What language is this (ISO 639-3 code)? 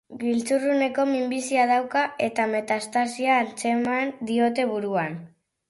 eus